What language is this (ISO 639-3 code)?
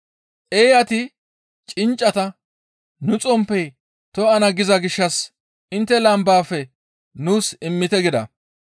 gmv